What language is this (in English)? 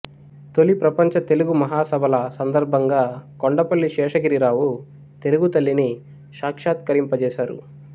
Telugu